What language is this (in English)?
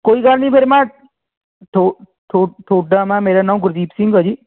Punjabi